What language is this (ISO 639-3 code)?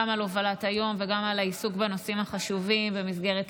heb